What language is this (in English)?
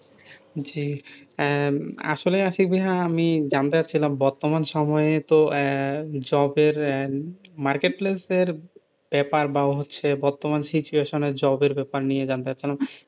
Bangla